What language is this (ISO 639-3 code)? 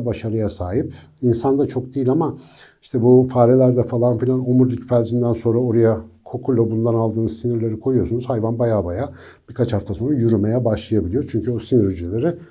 tur